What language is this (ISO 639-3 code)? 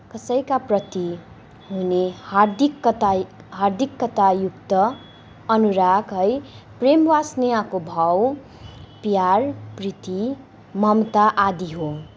nep